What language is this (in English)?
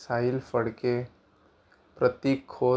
Konkani